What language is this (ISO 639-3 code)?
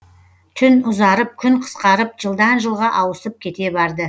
kaz